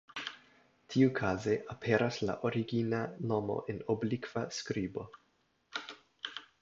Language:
Esperanto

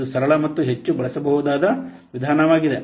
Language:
Kannada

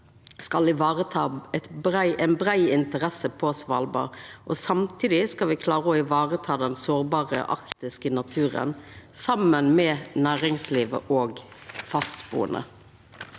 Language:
Norwegian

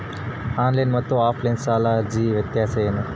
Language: Kannada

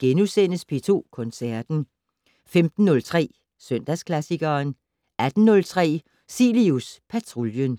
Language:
Danish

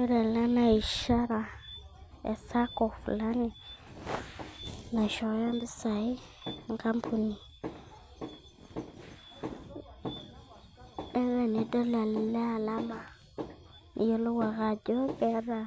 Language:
Masai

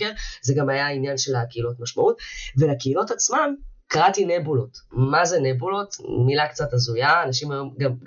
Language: Hebrew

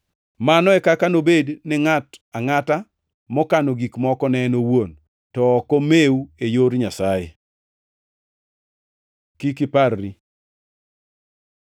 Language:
Luo (Kenya and Tanzania)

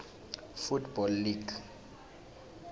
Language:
Swati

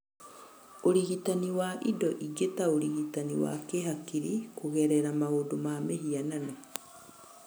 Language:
Kikuyu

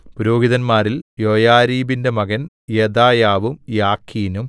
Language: Malayalam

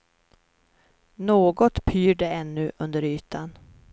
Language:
Swedish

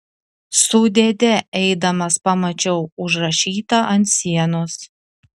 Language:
Lithuanian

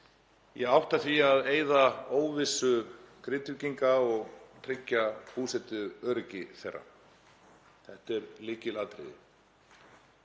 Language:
Icelandic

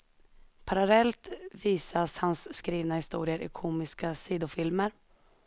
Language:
Swedish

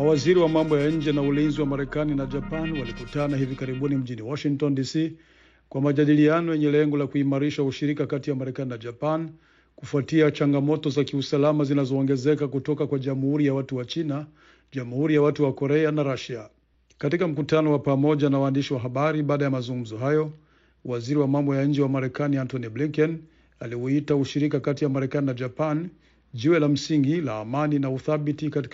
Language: Swahili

